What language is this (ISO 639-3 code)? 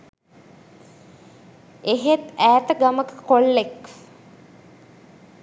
sin